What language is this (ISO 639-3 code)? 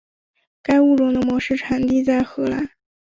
zho